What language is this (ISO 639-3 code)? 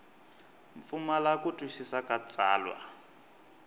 tso